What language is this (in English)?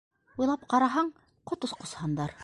Bashkir